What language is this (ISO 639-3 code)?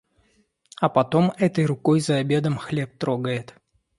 rus